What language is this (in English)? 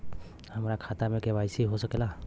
Bhojpuri